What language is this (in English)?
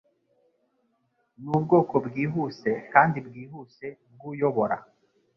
Kinyarwanda